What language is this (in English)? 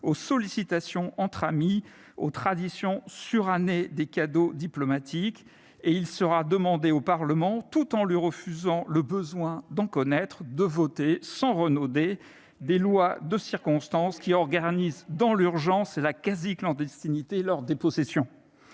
French